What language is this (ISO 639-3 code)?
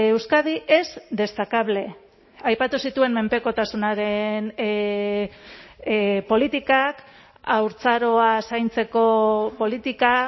eus